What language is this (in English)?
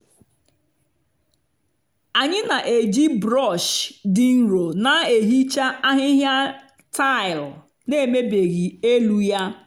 Igbo